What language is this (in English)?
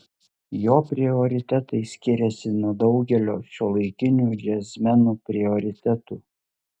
Lithuanian